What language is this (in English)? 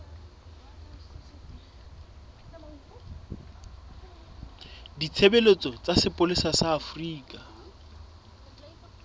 Southern Sotho